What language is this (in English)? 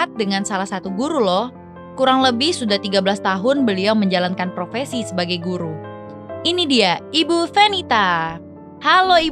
Indonesian